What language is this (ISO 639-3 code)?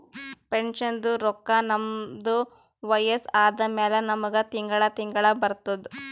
kan